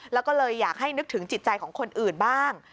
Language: Thai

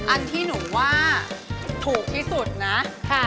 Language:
Thai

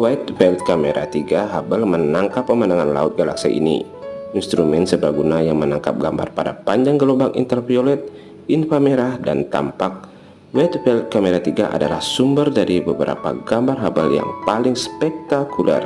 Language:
Indonesian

